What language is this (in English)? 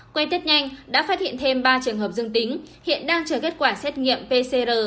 Vietnamese